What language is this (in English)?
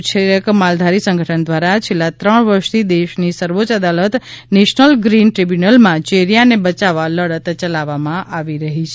Gujarati